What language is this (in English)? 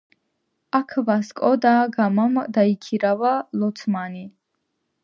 Georgian